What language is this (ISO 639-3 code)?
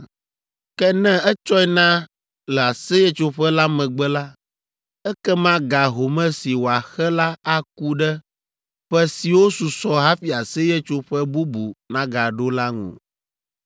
ewe